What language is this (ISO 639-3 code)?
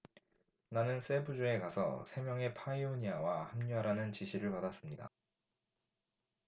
kor